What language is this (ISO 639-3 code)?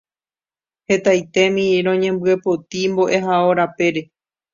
grn